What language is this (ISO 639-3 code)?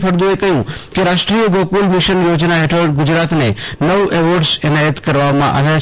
guj